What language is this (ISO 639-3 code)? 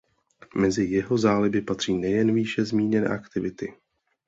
ces